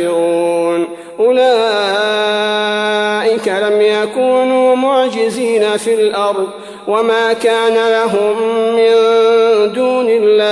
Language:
Arabic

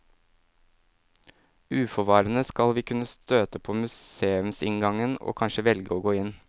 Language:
Norwegian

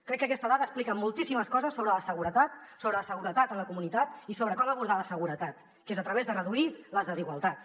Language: Catalan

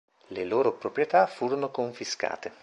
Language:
Italian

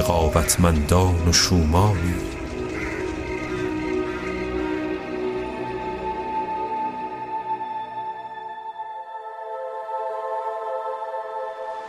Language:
Persian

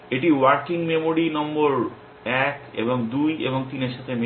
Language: Bangla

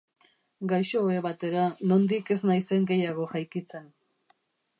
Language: Basque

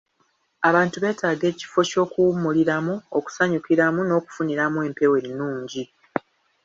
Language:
Ganda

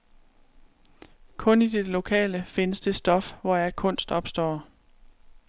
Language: Danish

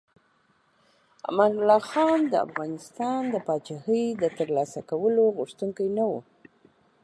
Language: Pashto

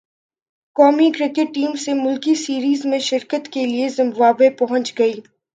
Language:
Urdu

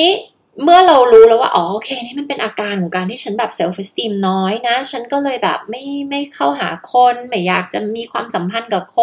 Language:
Thai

